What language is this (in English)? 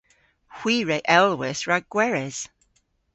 Cornish